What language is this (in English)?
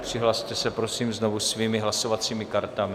Czech